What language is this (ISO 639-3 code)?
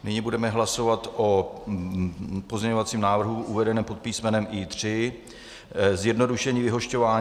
ces